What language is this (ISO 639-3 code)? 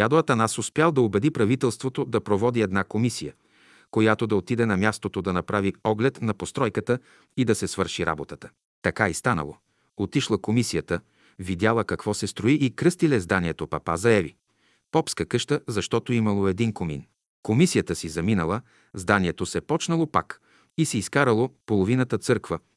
bul